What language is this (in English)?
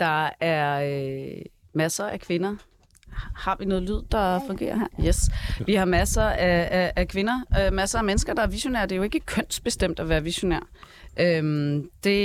Danish